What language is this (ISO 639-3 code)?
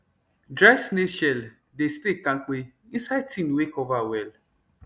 pcm